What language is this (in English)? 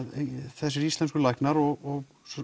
Icelandic